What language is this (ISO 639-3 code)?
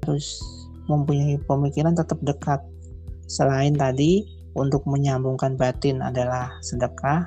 ind